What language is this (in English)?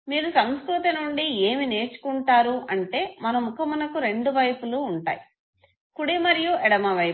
Telugu